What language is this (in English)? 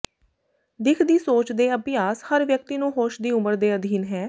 Punjabi